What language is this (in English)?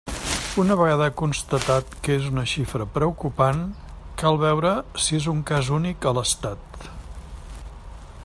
Catalan